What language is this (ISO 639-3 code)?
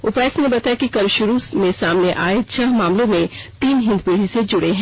hin